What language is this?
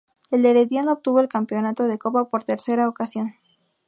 Spanish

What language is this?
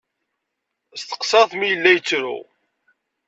Kabyle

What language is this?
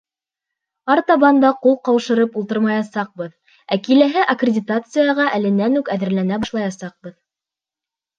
Bashkir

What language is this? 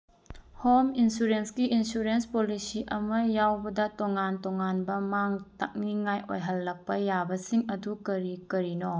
Manipuri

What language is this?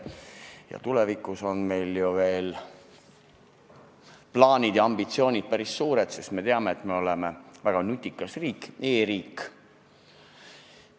Estonian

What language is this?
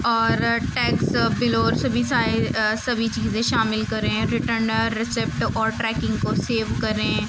Urdu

